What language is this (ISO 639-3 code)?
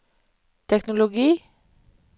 nor